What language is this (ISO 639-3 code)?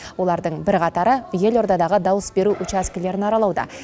kaz